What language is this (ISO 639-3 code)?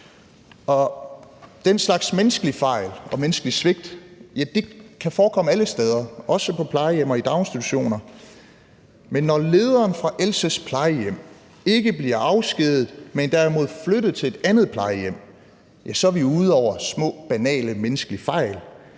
dan